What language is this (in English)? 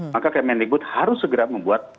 Indonesian